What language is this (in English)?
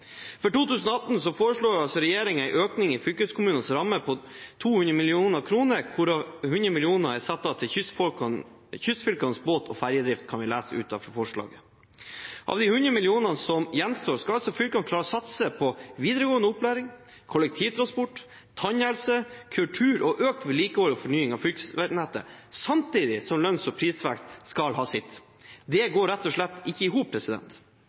Norwegian Bokmål